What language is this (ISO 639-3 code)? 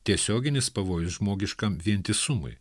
lit